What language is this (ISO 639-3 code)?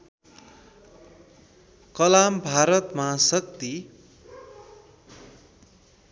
nep